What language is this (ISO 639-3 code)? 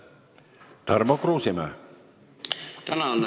est